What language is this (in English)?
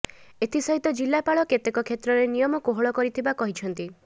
Odia